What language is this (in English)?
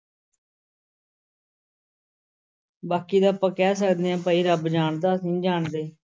Punjabi